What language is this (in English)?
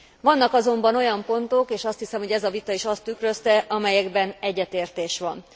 Hungarian